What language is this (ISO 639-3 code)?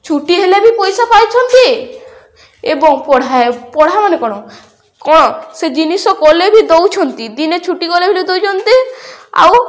ori